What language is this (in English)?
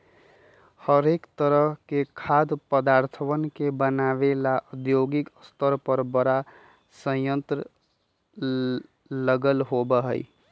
Magahi